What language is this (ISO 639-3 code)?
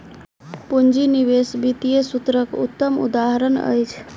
mai